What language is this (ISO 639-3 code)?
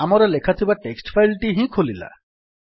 ori